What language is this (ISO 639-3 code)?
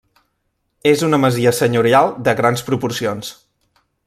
cat